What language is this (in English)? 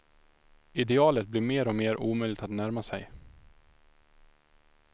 Swedish